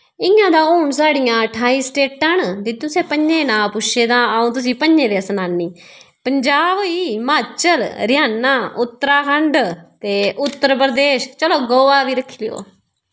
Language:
Dogri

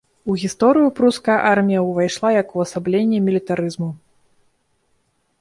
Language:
Belarusian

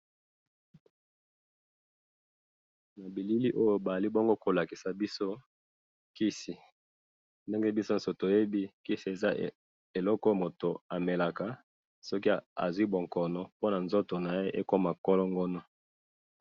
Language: Lingala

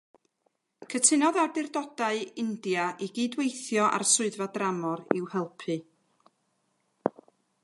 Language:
Welsh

